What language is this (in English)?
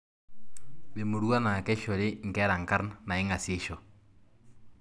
Masai